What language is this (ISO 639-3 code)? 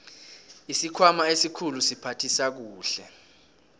nbl